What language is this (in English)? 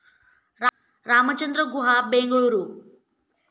Marathi